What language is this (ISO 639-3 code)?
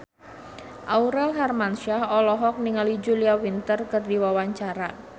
sun